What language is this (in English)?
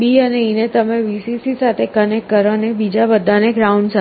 Gujarati